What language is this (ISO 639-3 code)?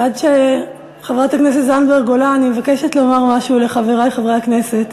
heb